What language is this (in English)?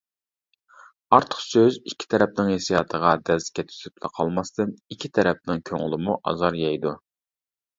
Uyghur